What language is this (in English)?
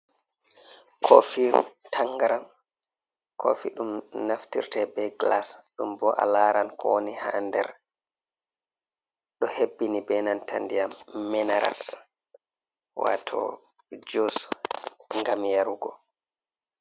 Fula